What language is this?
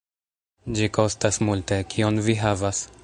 Esperanto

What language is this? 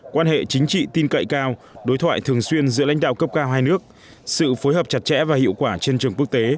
Vietnamese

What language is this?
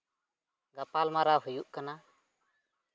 Santali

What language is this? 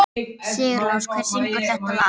Icelandic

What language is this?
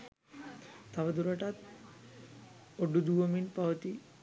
Sinhala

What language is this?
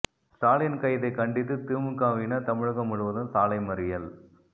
Tamil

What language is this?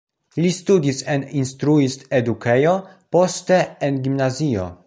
Esperanto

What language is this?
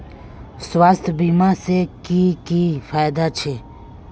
Magahi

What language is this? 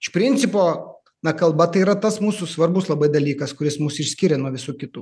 Lithuanian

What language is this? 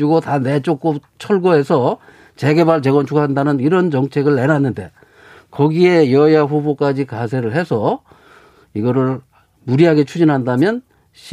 Korean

